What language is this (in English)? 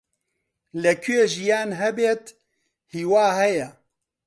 Central Kurdish